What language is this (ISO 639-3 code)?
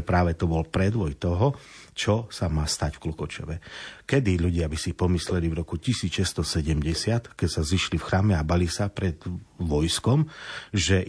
slk